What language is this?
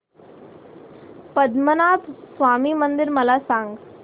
Marathi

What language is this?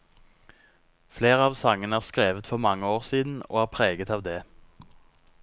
Norwegian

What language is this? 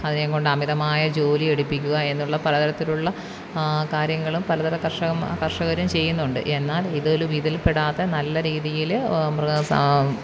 Malayalam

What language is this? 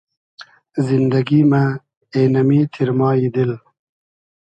Hazaragi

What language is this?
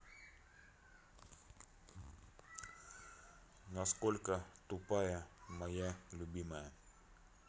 Russian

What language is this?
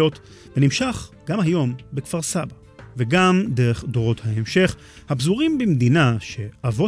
Hebrew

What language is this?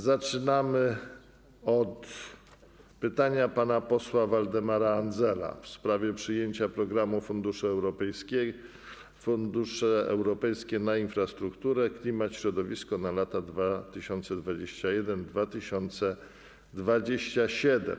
Polish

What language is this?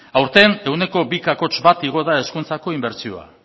Basque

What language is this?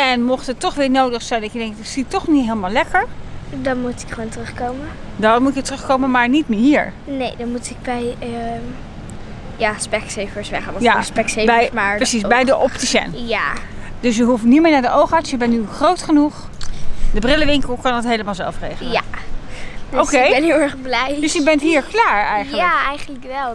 Dutch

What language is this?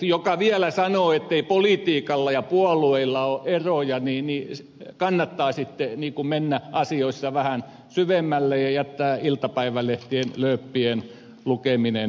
Finnish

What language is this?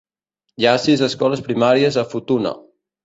Catalan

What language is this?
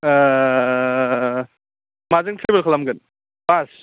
Bodo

